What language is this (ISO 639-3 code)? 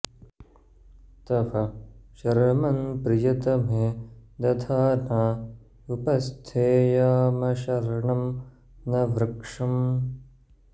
san